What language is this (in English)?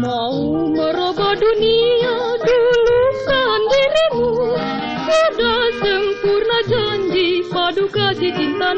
Indonesian